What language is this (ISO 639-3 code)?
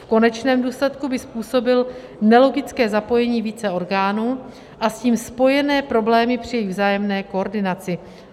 ces